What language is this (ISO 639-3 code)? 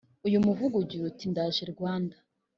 kin